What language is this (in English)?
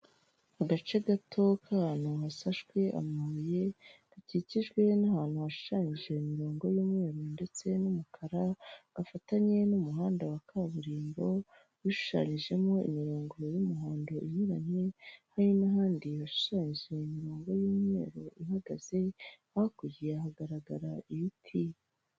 Kinyarwanda